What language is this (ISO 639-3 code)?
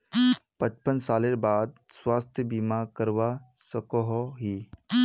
mag